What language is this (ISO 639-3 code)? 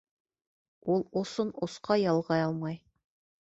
bak